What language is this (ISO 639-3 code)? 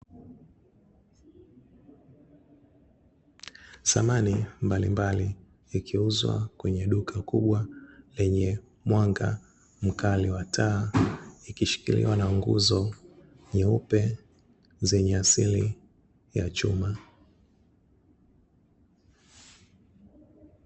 swa